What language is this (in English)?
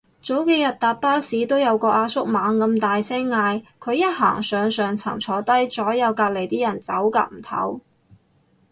Cantonese